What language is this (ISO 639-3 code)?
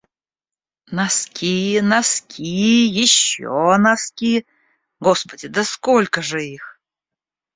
rus